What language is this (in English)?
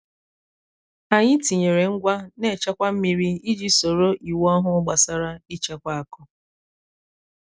Igbo